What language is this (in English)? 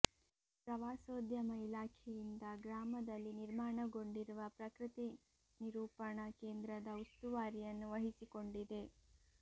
Kannada